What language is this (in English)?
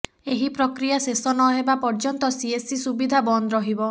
Odia